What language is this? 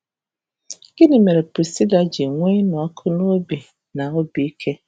Igbo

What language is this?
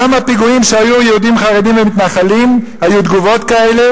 Hebrew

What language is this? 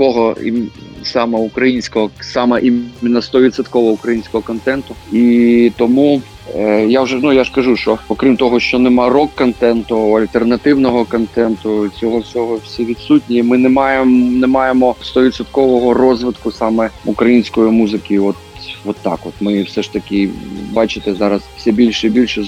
Ukrainian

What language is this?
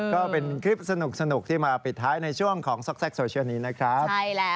Thai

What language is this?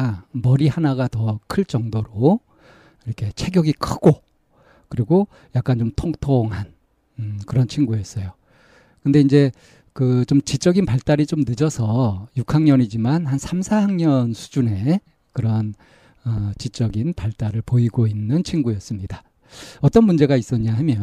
Korean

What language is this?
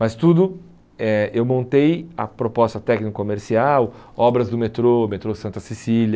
Portuguese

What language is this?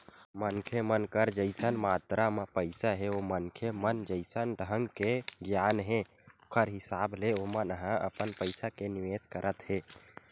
Chhattisgarhi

